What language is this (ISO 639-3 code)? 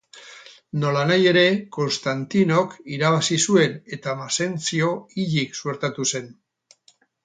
eus